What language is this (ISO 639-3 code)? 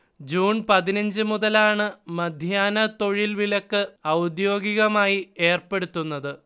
mal